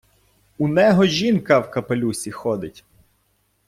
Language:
Ukrainian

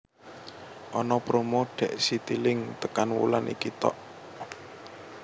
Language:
Javanese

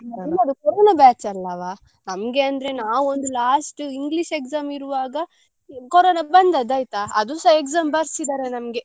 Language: Kannada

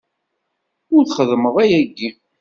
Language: Kabyle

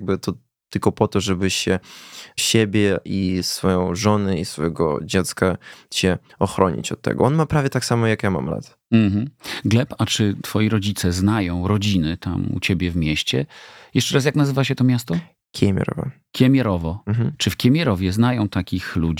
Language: Polish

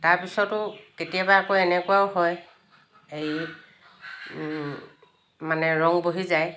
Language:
Assamese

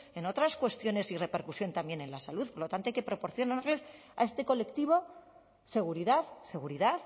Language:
Spanish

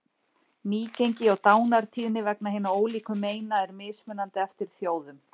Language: Icelandic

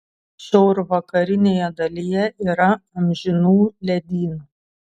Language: Lithuanian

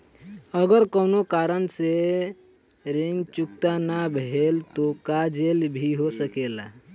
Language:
Bhojpuri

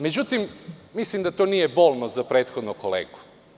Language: Serbian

